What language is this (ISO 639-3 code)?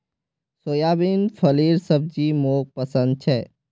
mag